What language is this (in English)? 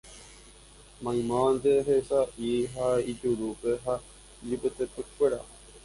Guarani